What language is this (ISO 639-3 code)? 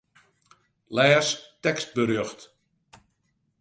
fry